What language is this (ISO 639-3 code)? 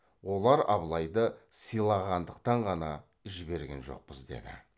kaz